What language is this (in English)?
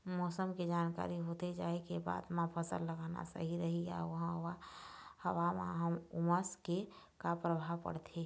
Chhattisgarhi